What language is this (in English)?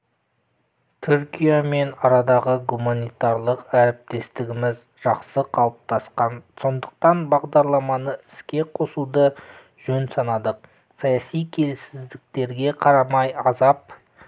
Kazakh